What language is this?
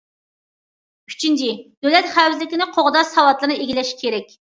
Uyghur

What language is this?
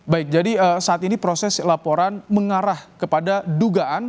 Indonesian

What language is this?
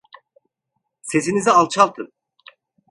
Turkish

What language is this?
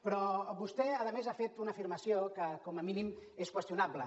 Catalan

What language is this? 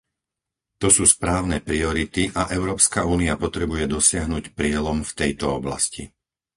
Slovak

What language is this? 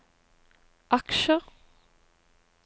Norwegian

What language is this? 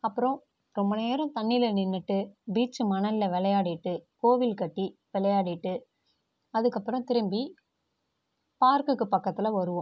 Tamil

